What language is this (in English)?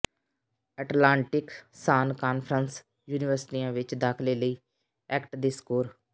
Punjabi